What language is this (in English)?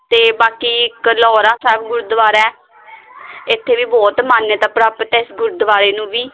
Punjabi